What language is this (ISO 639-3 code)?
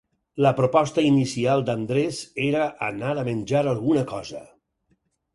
cat